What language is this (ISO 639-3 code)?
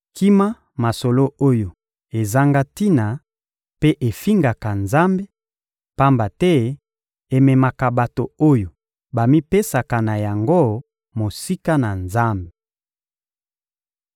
lin